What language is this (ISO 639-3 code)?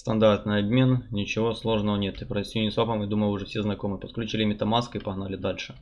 rus